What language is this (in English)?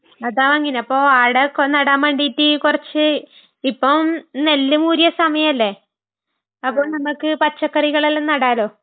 Malayalam